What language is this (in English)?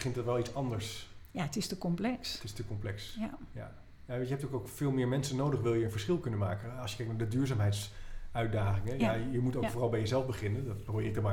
Dutch